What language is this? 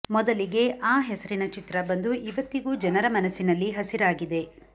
Kannada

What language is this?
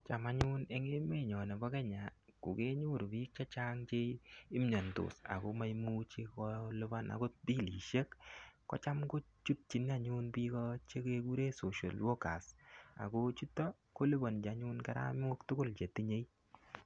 Kalenjin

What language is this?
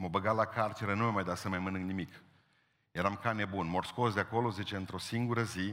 Romanian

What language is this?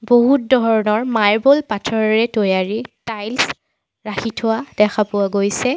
Assamese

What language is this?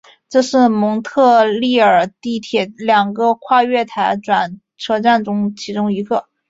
Chinese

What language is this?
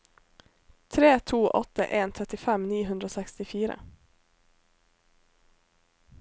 Norwegian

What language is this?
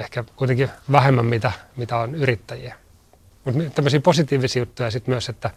Finnish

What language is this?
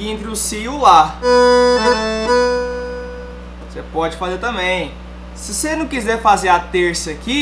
Portuguese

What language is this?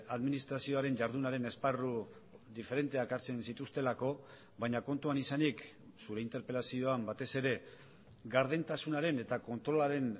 Basque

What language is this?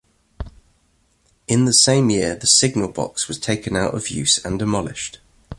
English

